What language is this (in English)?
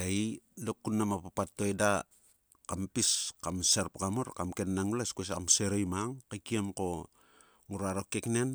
Sulka